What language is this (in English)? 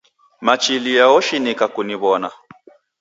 Taita